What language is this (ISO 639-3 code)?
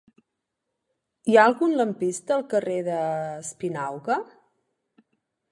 cat